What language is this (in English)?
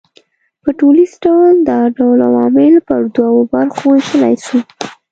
Pashto